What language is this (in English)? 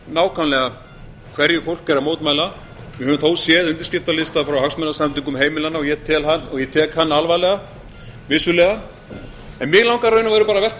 Icelandic